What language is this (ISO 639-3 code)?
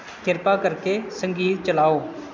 pan